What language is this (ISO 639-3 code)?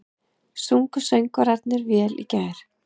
isl